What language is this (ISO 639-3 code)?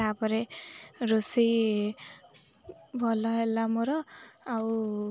ori